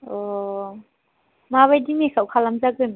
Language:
Bodo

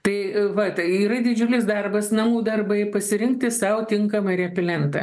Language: Lithuanian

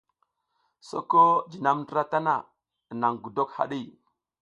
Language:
South Giziga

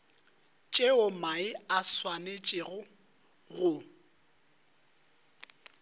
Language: Northern Sotho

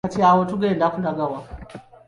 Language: Ganda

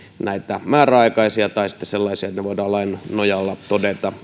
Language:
Finnish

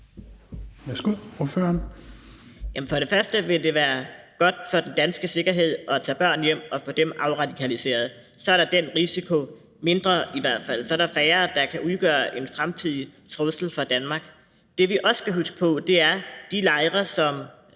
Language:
Danish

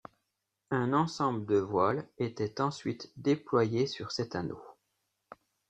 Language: French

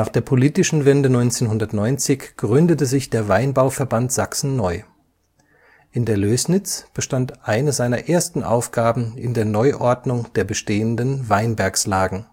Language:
German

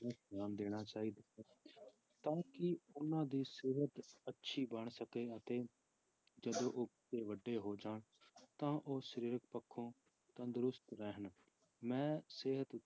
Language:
Punjabi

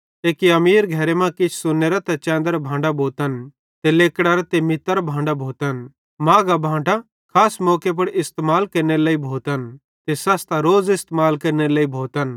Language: Bhadrawahi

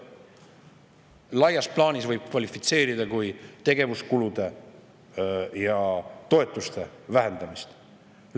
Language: Estonian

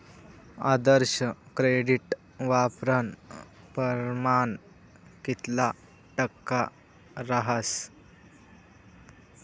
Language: Marathi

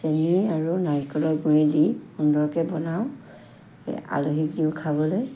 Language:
Assamese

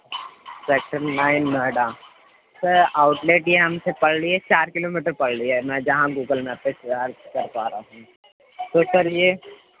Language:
Urdu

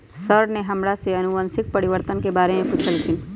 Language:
Magahi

